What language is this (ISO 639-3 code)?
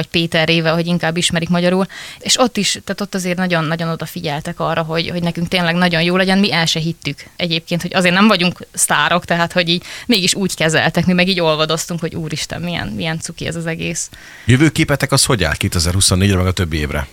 hun